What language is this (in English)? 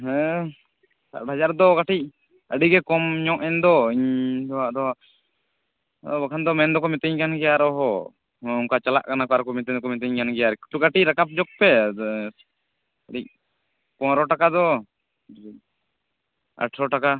Santali